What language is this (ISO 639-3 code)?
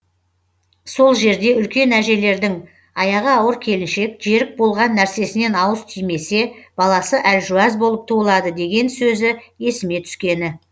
kaz